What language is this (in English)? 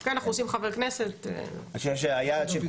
Hebrew